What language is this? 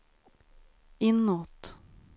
Swedish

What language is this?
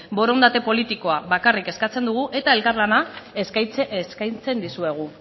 Basque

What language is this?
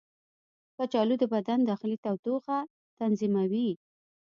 Pashto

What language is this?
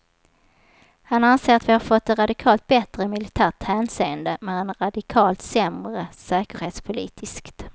Swedish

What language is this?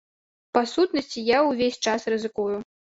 Belarusian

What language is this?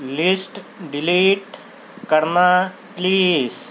Urdu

